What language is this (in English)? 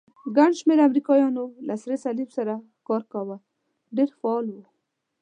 Pashto